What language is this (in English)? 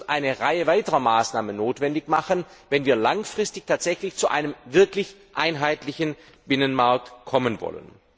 German